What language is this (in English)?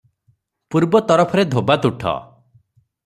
Odia